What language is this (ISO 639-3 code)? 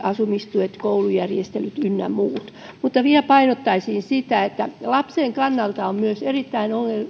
fin